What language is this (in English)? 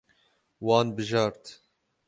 Kurdish